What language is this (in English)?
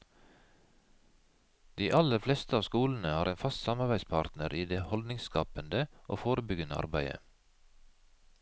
Norwegian